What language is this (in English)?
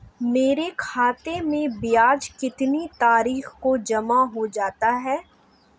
Hindi